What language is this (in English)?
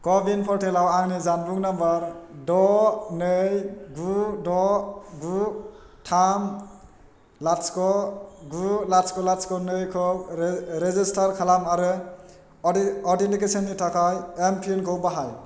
Bodo